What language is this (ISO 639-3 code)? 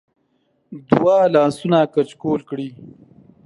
pus